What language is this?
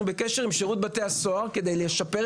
Hebrew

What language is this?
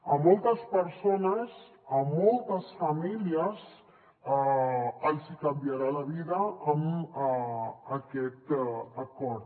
Catalan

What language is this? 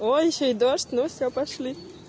Russian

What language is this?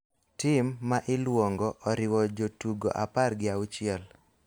Luo (Kenya and Tanzania)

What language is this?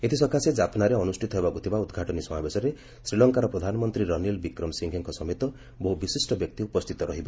Odia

